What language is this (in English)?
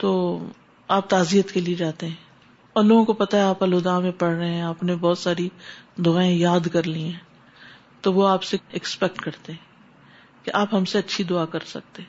Urdu